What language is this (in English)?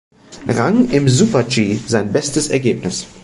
German